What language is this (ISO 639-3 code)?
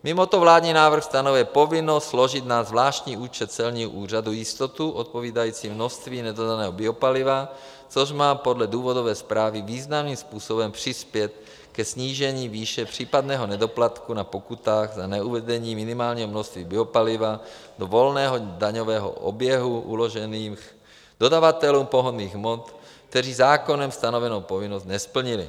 ces